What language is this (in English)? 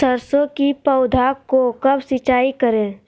Magahi